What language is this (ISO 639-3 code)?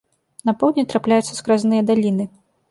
bel